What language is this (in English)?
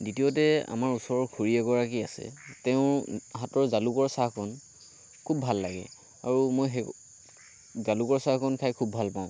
Assamese